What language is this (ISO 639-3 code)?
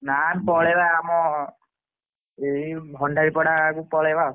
ori